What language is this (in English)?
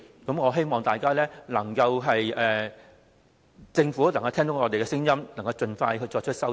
Cantonese